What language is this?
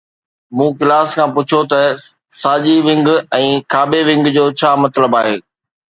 Sindhi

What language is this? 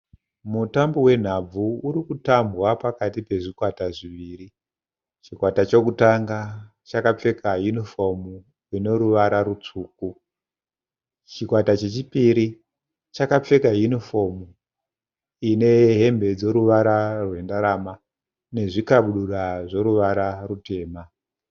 Shona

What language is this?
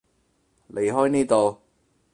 Cantonese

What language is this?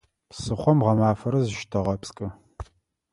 Adyghe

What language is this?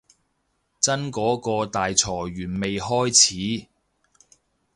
Cantonese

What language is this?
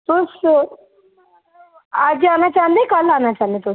Dogri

